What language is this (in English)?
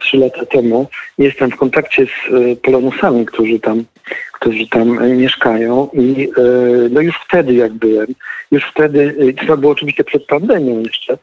Polish